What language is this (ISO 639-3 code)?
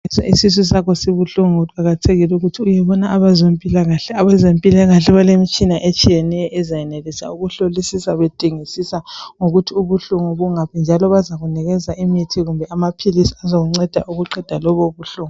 nde